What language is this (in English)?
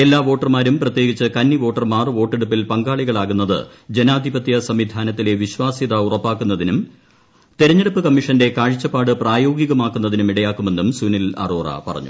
Malayalam